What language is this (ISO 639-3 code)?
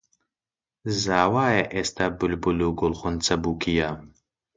ckb